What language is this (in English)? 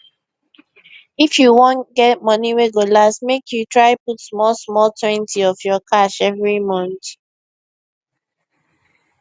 Nigerian Pidgin